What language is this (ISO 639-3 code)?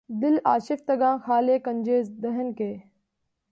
urd